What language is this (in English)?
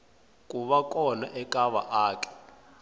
Tsonga